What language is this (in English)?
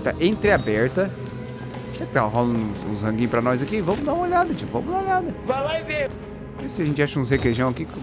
Portuguese